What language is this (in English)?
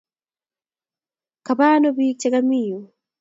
Kalenjin